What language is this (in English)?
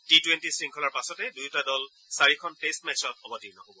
Assamese